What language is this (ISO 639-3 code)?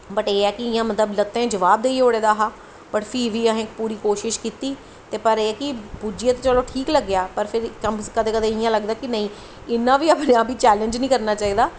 doi